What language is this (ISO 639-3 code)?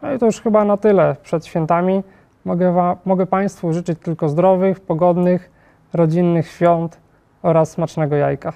pol